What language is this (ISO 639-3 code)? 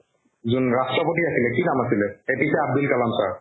asm